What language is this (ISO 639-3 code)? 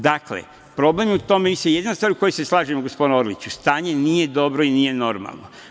srp